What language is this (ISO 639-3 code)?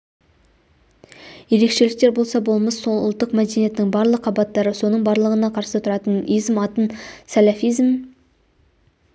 kaz